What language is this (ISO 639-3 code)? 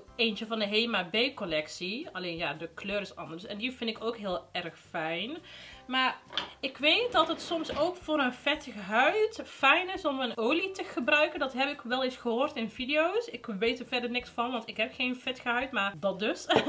nld